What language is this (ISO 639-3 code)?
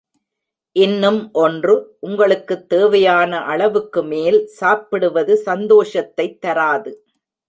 tam